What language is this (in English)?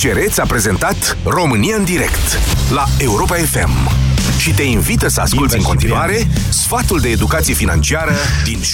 Romanian